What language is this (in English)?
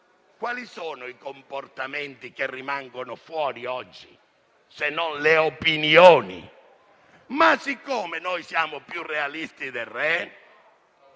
Italian